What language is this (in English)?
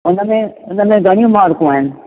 Sindhi